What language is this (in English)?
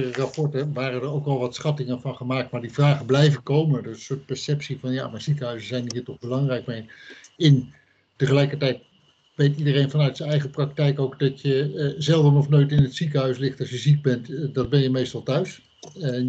Dutch